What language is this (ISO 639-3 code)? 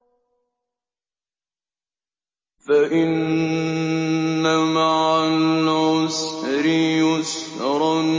ara